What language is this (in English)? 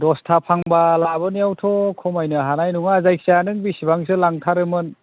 Bodo